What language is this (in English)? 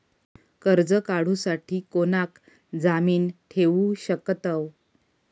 Marathi